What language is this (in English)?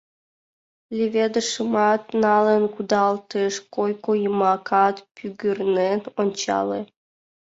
Mari